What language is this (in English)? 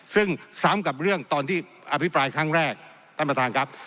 Thai